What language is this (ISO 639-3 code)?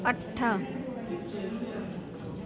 snd